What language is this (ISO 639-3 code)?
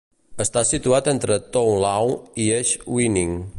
cat